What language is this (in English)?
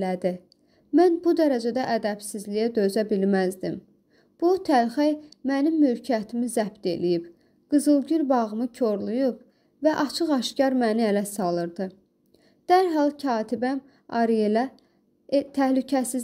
Turkish